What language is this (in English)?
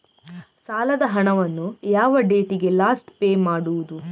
Kannada